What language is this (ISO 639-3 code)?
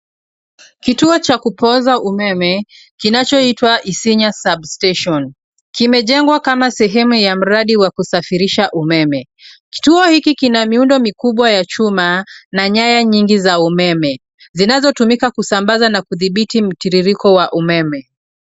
swa